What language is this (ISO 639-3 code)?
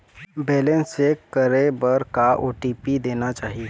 hne